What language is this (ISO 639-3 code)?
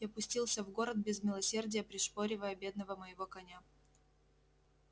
rus